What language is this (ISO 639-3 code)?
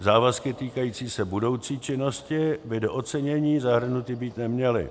ces